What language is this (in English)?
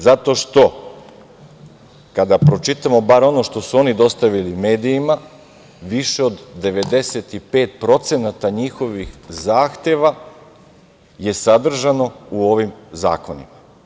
Serbian